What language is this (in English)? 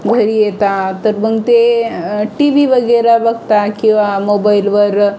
Marathi